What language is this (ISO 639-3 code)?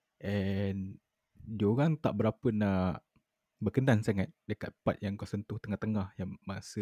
msa